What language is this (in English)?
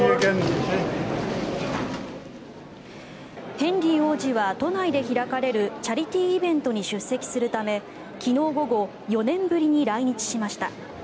Japanese